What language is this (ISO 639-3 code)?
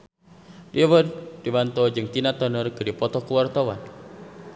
sun